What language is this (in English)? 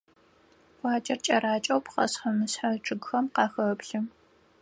Adyghe